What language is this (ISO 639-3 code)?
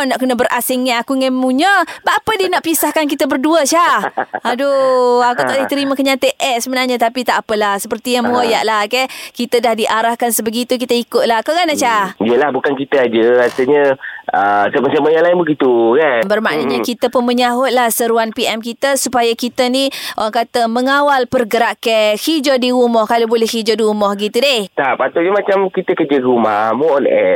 msa